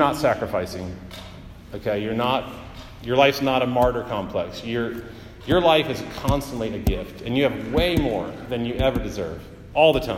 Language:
English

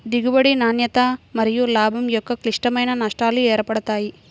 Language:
Telugu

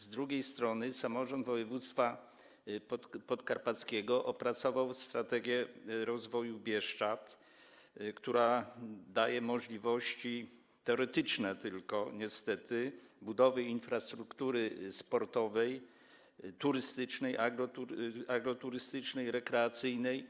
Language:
Polish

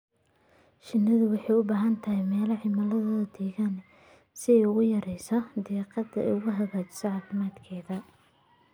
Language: Somali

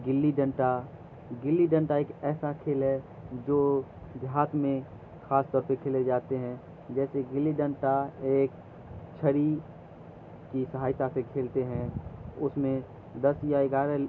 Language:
Urdu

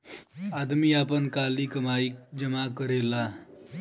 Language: Bhojpuri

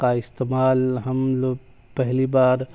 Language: Urdu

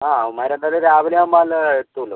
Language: Malayalam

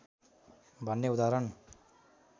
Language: Nepali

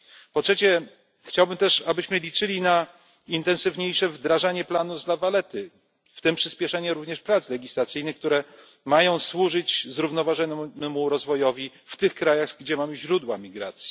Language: Polish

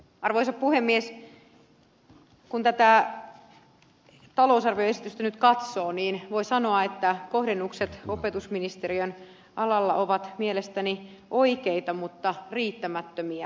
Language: Finnish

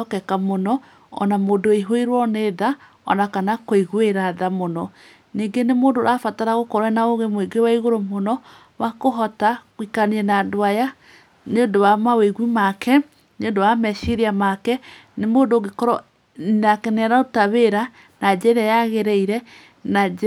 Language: Kikuyu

